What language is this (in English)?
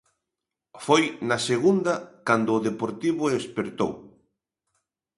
Galician